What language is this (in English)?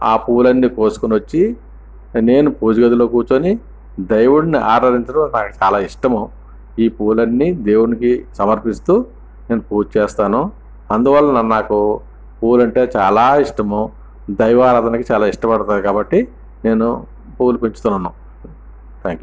Telugu